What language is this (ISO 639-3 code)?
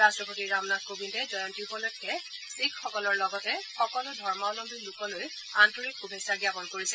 asm